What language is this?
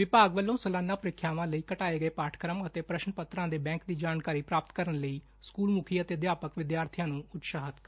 Punjabi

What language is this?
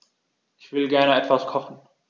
German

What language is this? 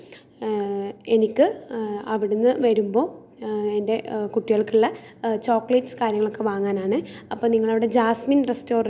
Malayalam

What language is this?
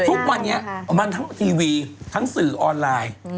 Thai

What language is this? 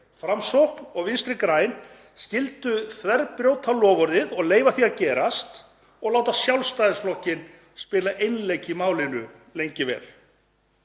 Icelandic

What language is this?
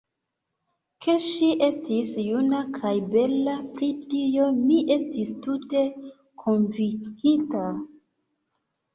Esperanto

